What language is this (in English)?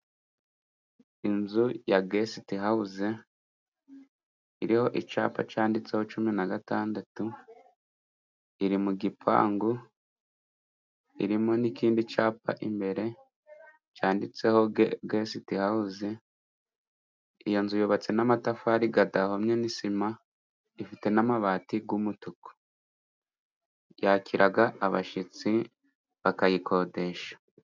Kinyarwanda